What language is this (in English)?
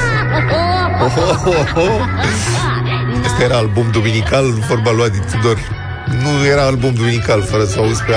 Romanian